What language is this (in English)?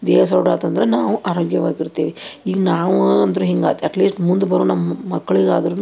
Kannada